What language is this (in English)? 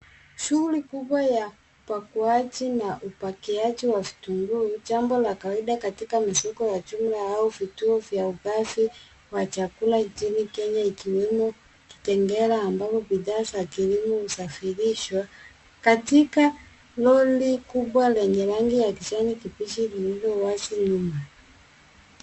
Swahili